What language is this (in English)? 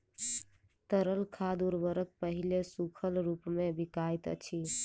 Maithili